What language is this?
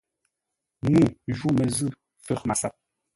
Ngombale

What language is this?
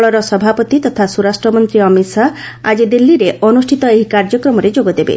Odia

